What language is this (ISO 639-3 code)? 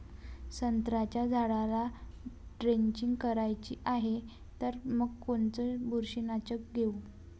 mar